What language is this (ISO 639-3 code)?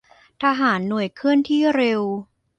tha